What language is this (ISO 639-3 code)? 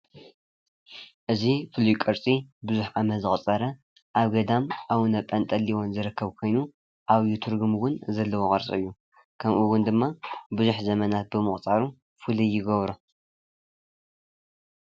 tir